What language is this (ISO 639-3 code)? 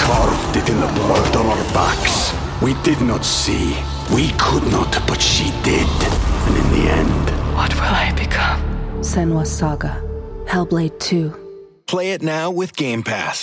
tha